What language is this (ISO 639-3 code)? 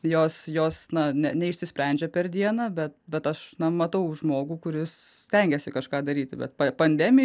lit